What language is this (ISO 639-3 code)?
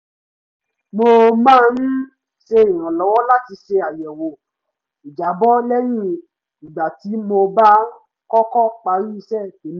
yor